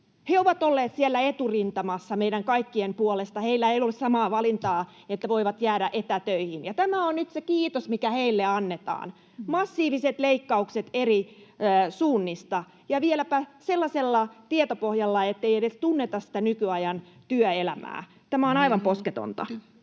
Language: Finnish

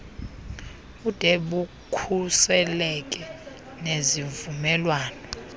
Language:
Xhosa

